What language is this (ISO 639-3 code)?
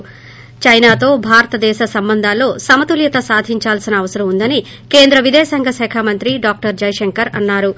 tel